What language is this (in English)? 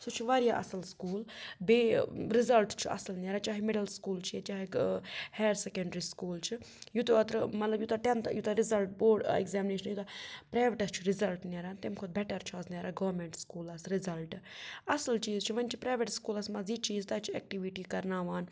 Kashmiri